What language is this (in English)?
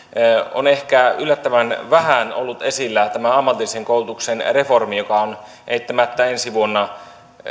Finnish